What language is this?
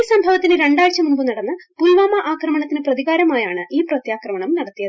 Malayalam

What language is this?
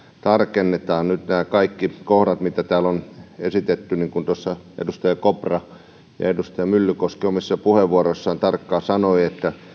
Finnish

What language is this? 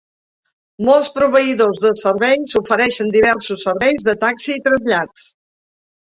Catalan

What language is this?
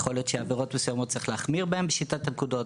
Hebrew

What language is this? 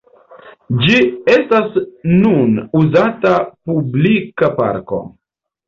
Esperanto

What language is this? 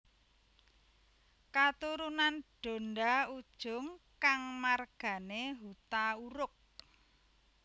Javanese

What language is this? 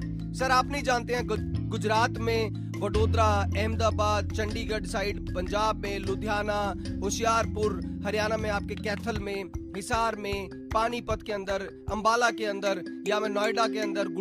Hindi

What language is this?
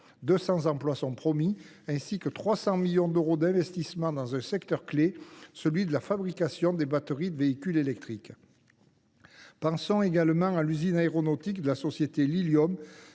French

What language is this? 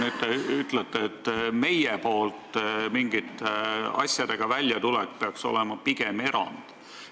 Estonian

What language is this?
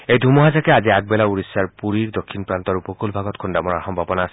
Assamese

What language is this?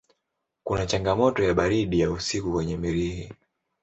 Swahili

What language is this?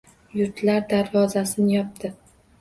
Uzbek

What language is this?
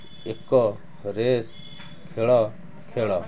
Odia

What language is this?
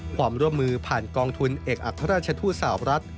Thai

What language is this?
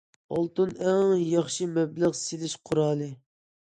Uyghur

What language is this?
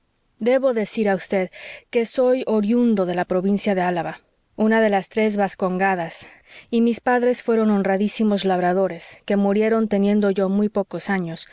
Spanish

